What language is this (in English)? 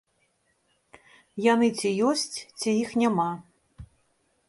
Belarusian